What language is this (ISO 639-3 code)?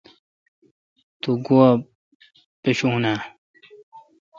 xka